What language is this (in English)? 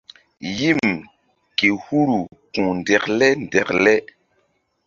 Mbum